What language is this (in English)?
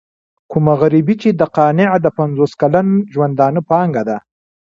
Pashto